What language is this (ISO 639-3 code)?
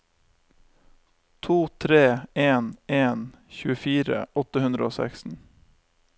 nor